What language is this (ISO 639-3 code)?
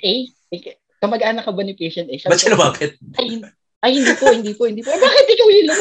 fil